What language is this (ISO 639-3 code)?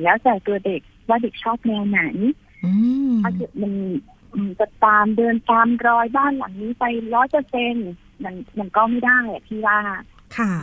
tha